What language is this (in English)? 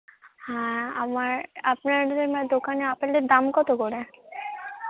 Bangla